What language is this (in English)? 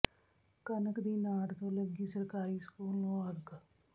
Punjabi